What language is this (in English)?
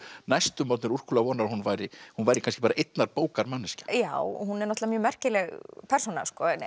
Icelandic